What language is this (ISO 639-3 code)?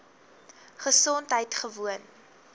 afr